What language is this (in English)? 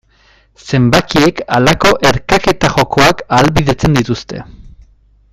Basque